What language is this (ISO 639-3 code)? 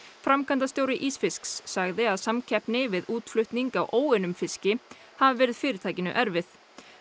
isl